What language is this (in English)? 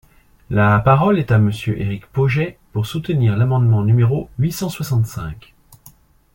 French